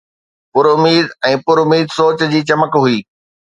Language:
Sindhi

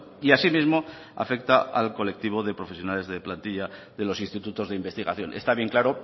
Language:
Spanish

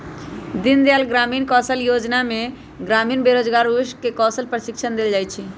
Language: Magahi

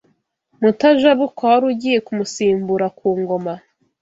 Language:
Kinyarwanda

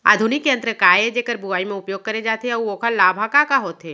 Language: Chhattisgarhi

